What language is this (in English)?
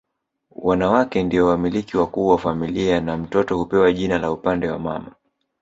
Swahili